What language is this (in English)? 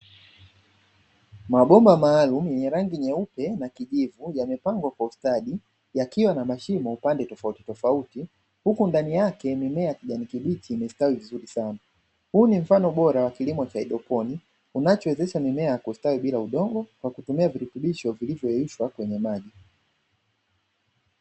Swahili